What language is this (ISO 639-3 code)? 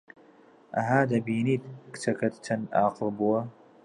ckb